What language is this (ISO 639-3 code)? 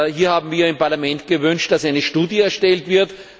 deu